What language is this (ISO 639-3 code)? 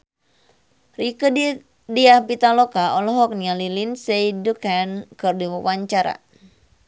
sun